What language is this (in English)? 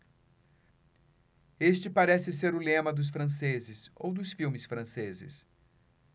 Portuguese